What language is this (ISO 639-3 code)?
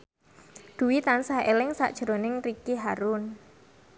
jav